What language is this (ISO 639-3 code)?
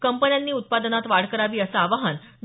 mar